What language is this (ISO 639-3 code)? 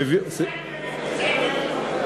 heb